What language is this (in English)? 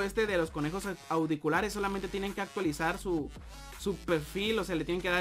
Spanish